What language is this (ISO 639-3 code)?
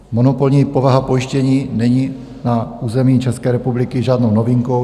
ces